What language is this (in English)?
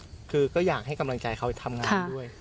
Thai